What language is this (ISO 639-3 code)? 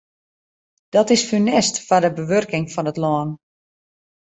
fry